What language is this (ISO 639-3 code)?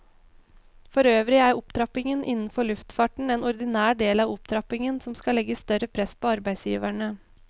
nor